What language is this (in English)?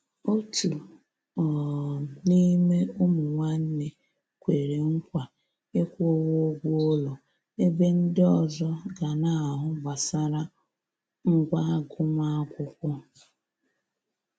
Igbo